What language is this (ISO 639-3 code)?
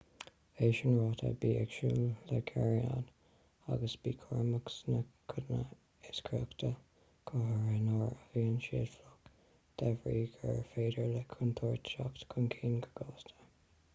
gle